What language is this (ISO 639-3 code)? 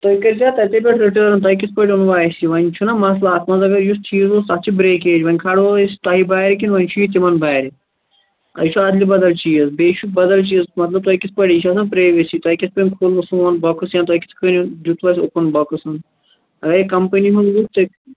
kas